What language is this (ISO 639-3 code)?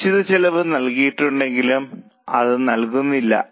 mal